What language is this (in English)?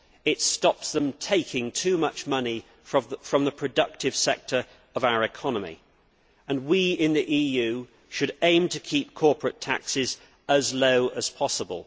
English